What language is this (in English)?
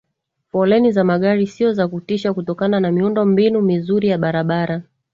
Swahili